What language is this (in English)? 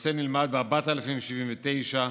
Hebrew